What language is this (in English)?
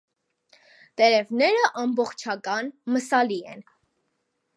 Armenian